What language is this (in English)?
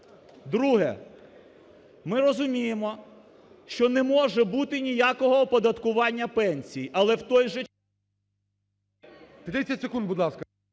Ukrainian